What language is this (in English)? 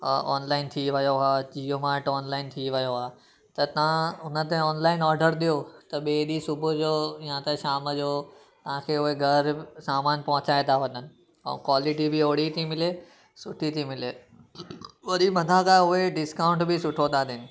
Sindhi